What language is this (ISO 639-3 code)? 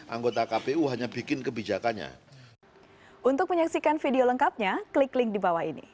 ind